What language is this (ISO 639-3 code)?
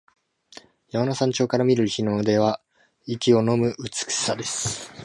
jpn